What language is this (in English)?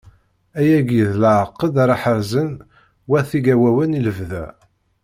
Kabyle